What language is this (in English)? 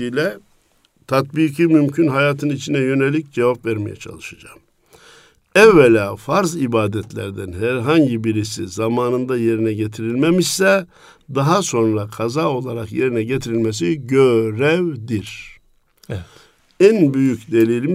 Turkish